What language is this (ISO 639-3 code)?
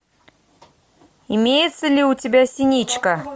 rus